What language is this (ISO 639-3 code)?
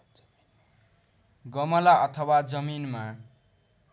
nep